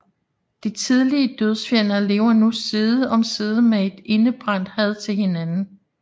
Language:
Danish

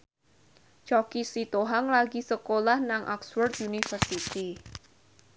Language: Javanese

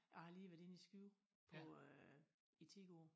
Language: Danish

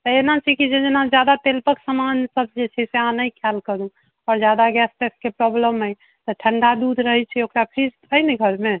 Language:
Maithili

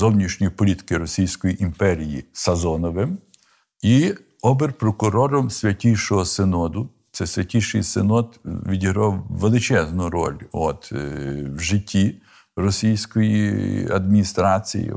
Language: Ukrainian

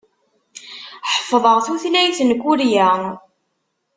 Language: Kabyle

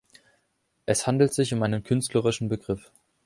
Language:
German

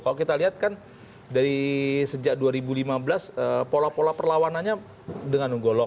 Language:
Indonesian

